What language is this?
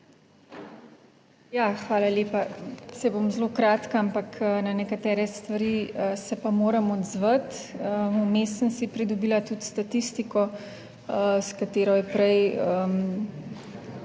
Slovenian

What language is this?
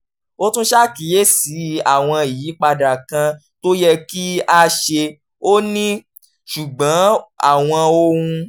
Yoruba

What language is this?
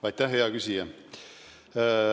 Estonian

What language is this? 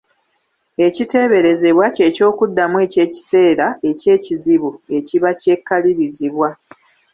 Ganda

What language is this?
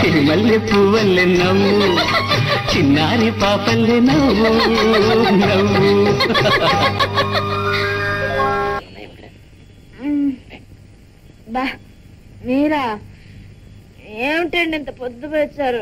Telugu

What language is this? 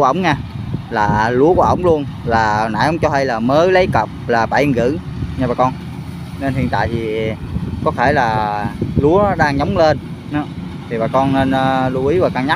Vietnamese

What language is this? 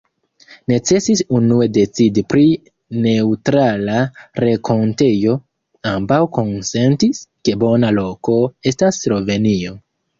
Esperanto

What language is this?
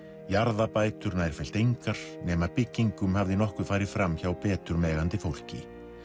Icelandic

